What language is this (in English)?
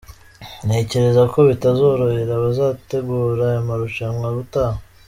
Kinyarwanda